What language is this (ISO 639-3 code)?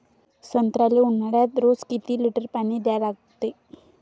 mar